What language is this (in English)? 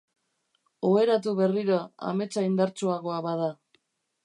Basque